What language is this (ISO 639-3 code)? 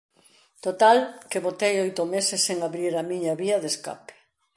glg